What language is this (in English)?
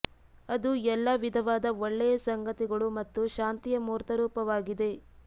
Kannada